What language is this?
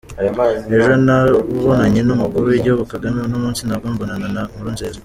Kinyarwanda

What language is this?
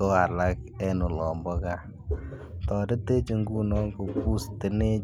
Kalenjin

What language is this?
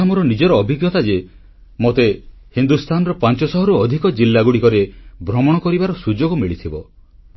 Odia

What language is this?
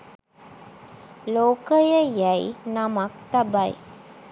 Sinhala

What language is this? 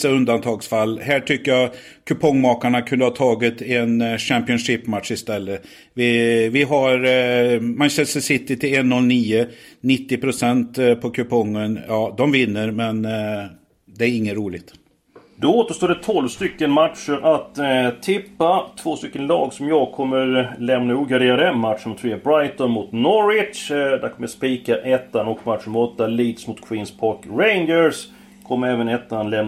Swedish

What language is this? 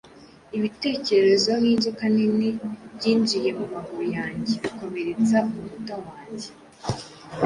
Kinyarwanda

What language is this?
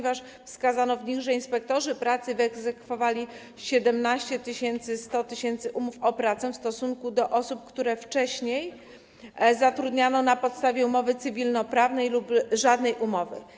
Polish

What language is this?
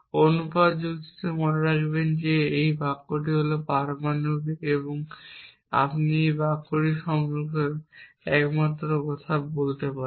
Bangla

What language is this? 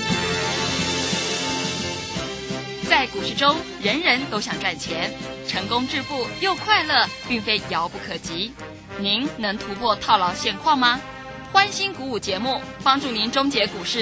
Chinese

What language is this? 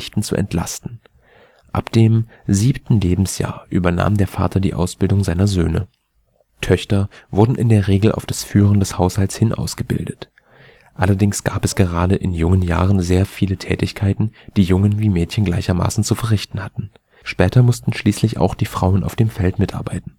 German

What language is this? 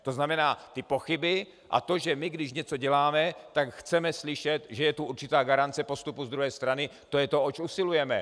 Czech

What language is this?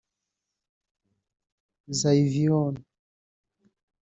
Kinyarwanda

